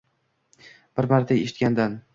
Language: Uzbek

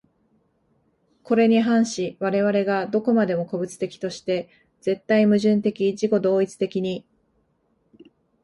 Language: Japanese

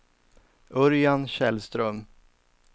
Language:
Swedish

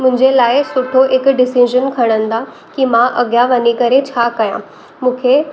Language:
Sindhi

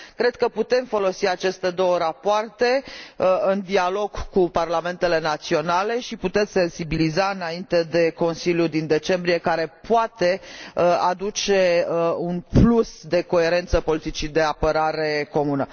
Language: Romanian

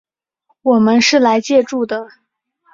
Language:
Chinese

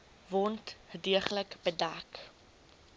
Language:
Afrikaans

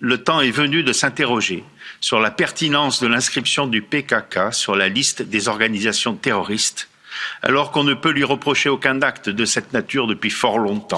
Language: French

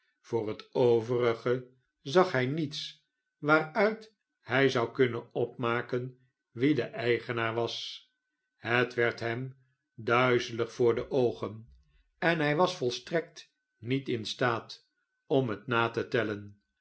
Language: Dutch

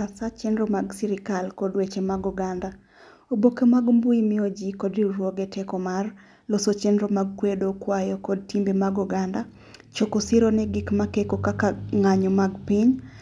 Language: Luo (Kenya and Tanzania)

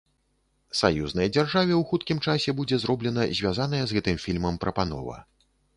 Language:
Belarusian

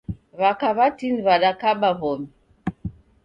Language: Taita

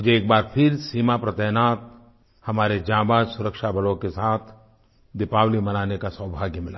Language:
Hindi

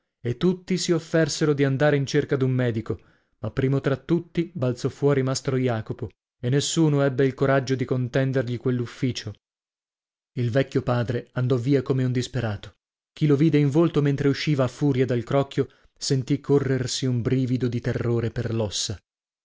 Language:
Italian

